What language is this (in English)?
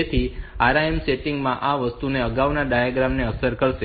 Gujarati